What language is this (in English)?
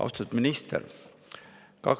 Estonian